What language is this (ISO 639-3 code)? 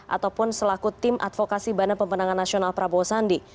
ind